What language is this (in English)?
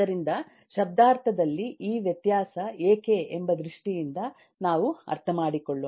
Kannada